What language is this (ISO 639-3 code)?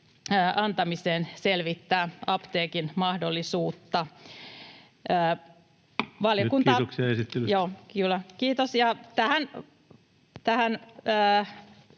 fin